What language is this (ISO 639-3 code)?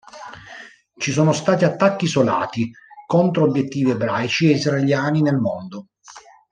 ita